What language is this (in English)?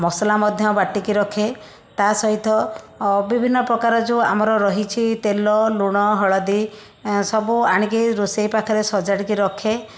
Odia